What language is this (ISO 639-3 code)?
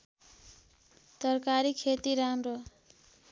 nep